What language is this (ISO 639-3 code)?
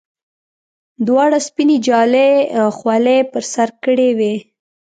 pus